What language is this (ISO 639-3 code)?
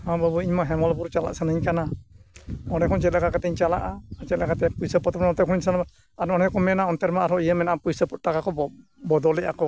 sat